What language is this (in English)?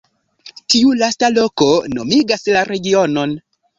Esperanto